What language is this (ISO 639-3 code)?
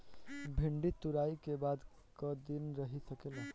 bho